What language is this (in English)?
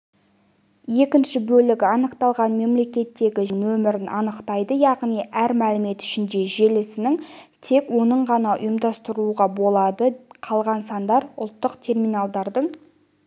Kazakh